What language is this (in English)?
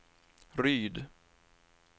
Swedish